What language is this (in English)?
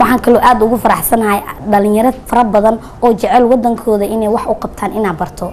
Arabic